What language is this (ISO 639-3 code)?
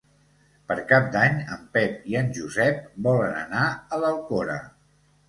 cat